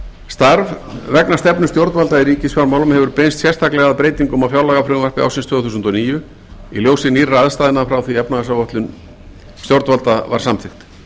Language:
Icelandic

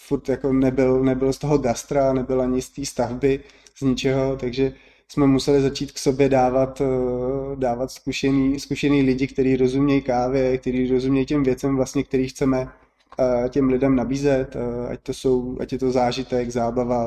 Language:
Czech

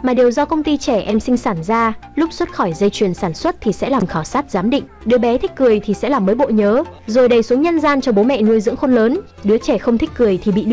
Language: Vietnamese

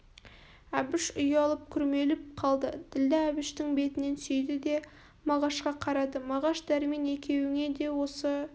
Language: Kazakh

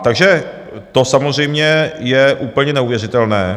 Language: Czech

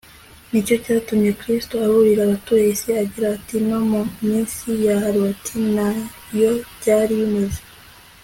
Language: Kinyarwanda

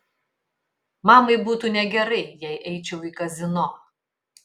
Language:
Lithuanian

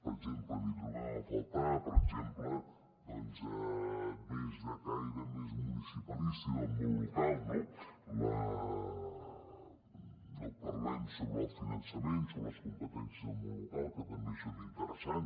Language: Catalan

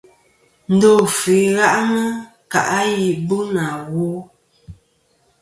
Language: Kom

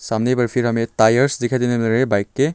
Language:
Hindi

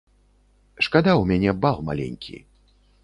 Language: Belarusian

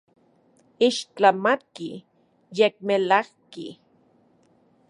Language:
Central Puebla Nahuatl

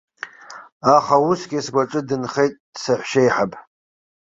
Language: Abkhazian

